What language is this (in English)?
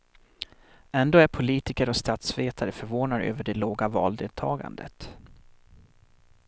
Swedish